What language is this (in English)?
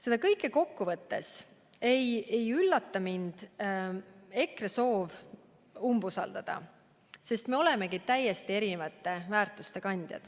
Estonian